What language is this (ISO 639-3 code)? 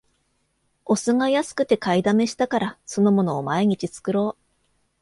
jpn